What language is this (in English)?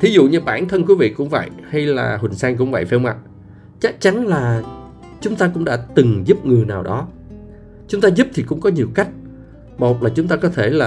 Vietnamese